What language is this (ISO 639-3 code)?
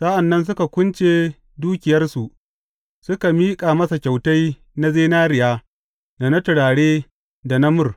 hau